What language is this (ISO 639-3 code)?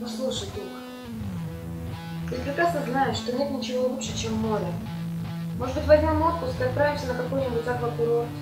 rus